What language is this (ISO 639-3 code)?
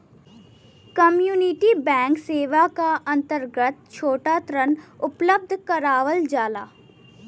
bho